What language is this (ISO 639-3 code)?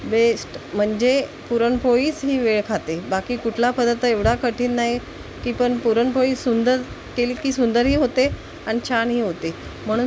mar